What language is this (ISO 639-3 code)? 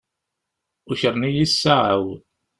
kab